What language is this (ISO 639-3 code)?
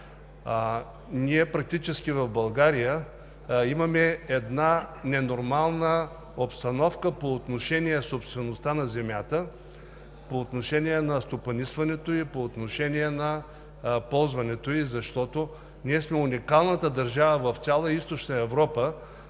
bul